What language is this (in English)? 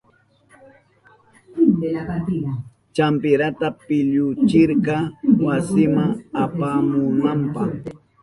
Southern Pastaza Quechua